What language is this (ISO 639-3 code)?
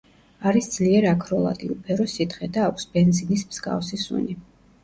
kat